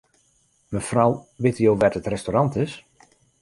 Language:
Western Frisian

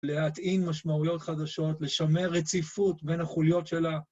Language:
Hebrew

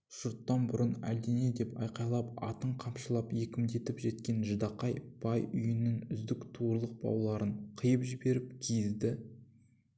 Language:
Kazakh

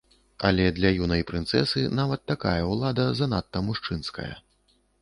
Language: Belarusian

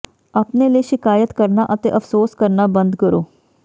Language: Punjabi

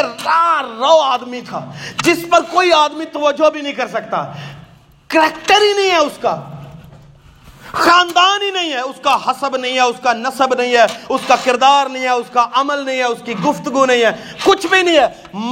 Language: Urdu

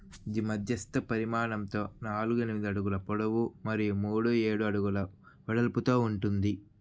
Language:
Telugu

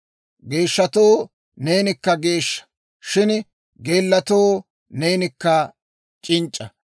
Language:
Dawro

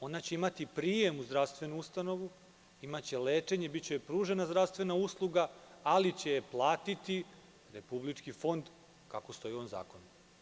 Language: Serbian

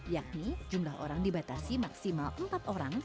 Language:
Indonesian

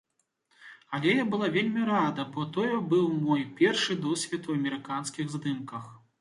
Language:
Belarusian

